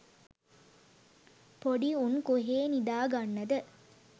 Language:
Sinhala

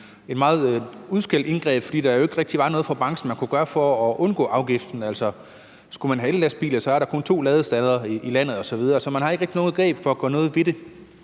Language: Danish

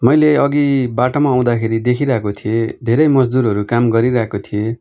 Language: Nepali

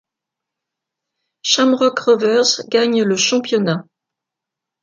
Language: French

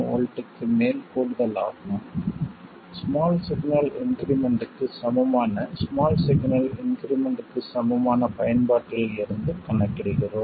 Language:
Tamil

